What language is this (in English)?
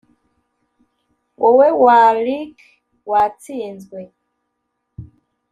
Kinyarwanda